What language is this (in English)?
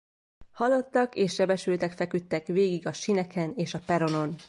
Hungarian